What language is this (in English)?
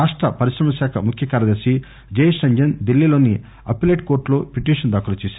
Telugu